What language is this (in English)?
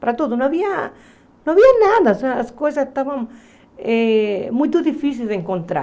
Portuguese